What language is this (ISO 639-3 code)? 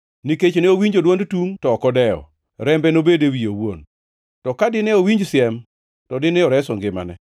luo